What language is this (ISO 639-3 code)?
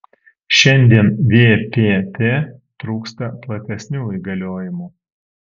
lit